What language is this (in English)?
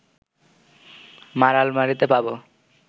Bangla